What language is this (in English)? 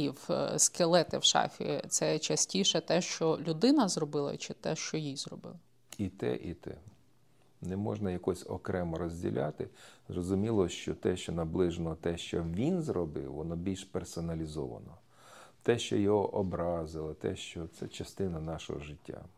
Ukrainian